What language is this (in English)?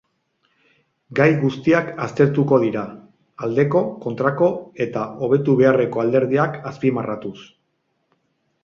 Basque